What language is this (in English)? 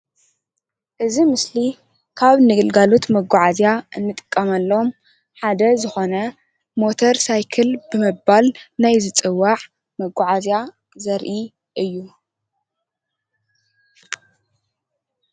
Tigrinya